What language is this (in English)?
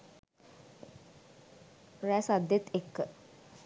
Sinhala